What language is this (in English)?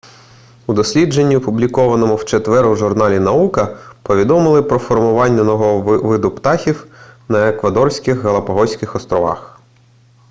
Ukrainian